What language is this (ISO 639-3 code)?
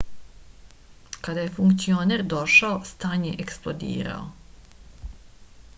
srp